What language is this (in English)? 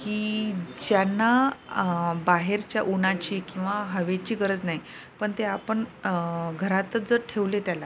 Marathi